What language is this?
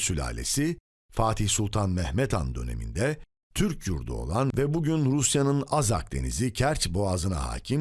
Turkish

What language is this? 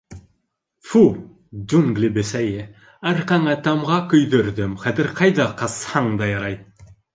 Bashkir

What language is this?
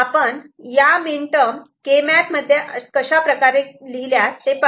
Marathi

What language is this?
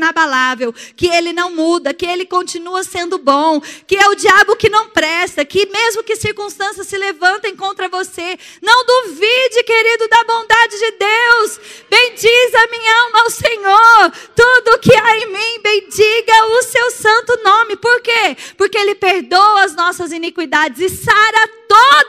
Portuguese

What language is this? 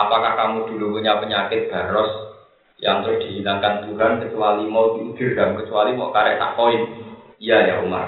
Indonesian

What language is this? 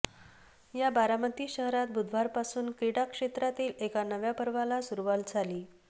Marathi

